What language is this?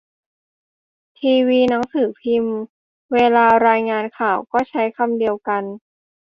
Thai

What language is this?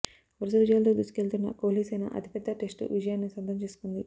Telugu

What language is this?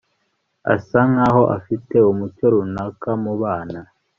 Kinyarwanda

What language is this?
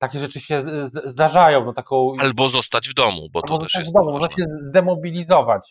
Polish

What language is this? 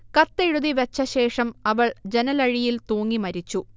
Malayalam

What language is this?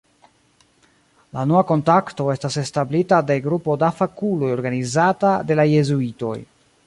Esperanto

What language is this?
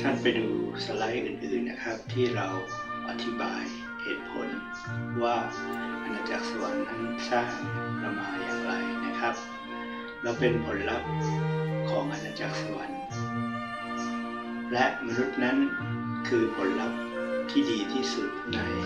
Thai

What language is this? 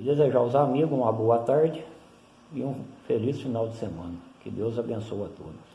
Portuguese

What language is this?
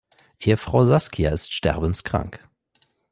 German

